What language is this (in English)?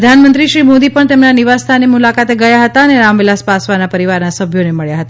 Gujarati